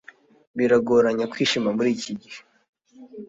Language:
Kinyarwanda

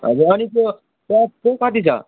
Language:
Nepali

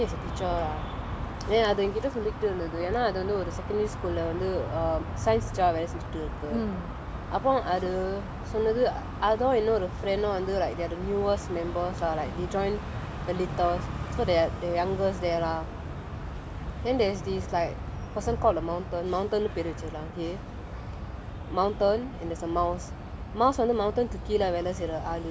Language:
English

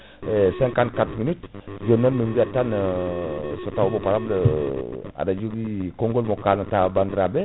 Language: Fula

